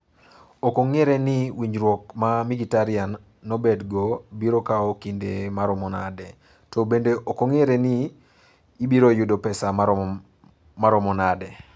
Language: Luo (Kenya and Tanzania)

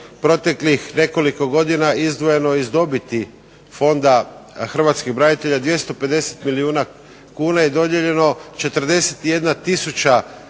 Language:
Croatian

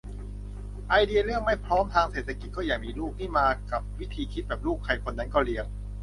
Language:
Thai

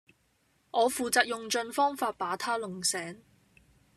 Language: Cantonese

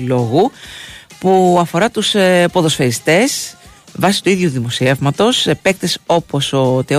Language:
Greek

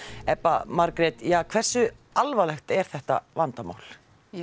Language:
Icelandic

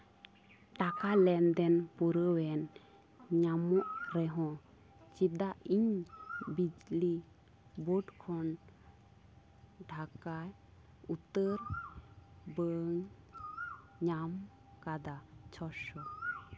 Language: Santali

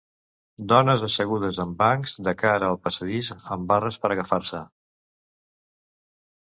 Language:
Catalan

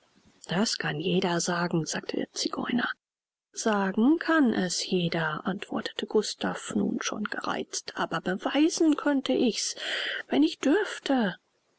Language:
German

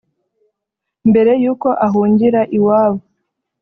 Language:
Kinyarwanda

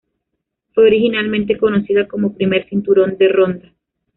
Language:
Spanish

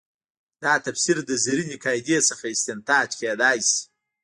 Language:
Pashto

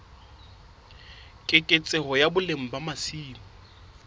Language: Southern Sotho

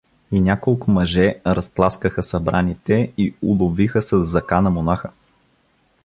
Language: Bulgarian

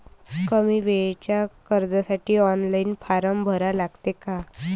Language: Marathi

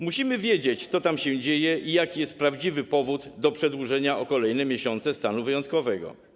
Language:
Polish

